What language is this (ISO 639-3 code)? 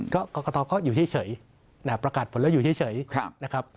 tha